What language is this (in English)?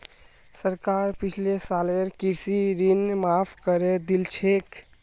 Magahi